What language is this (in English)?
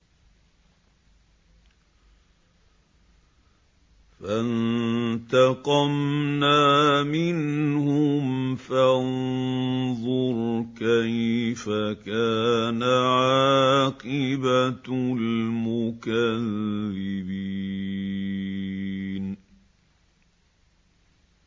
Arabic